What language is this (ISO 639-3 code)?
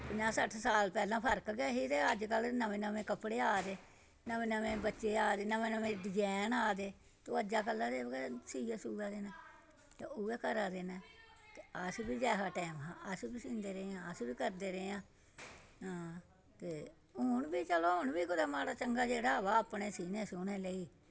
doi